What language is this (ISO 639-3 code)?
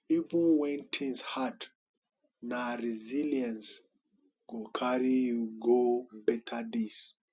pcm